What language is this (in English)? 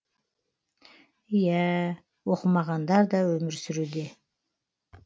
Kazakh